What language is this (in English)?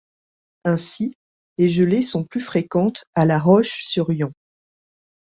French